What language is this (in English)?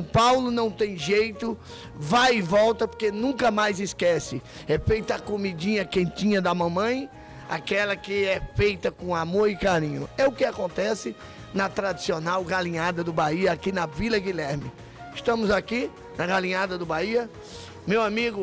Portuguese